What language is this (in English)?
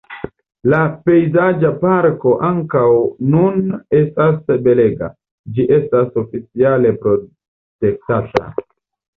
Esperanto